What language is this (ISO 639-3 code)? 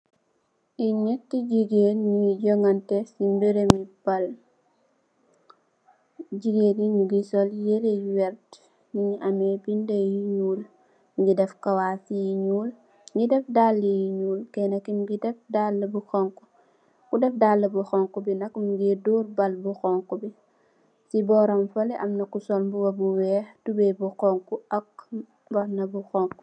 wol